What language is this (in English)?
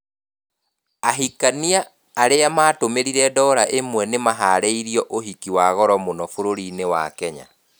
Kikuyu